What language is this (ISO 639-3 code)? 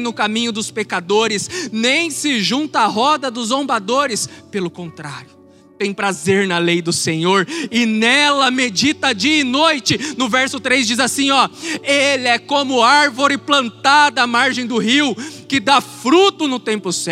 por